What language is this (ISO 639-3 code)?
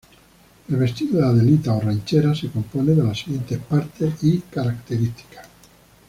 spa